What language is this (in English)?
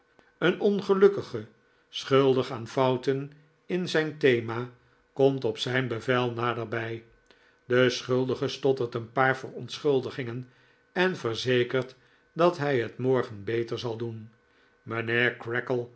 Dutch